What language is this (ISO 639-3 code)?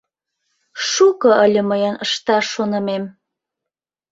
chm